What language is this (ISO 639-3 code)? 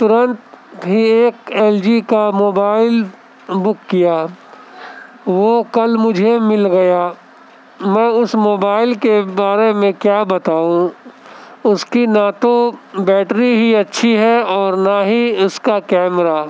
urd